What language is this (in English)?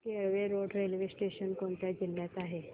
Marathi